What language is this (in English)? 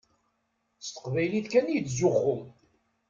Kabyle